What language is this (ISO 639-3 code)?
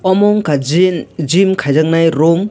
trp